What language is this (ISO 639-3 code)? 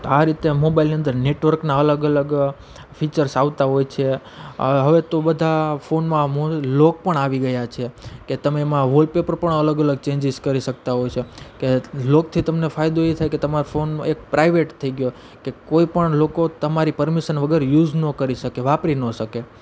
guj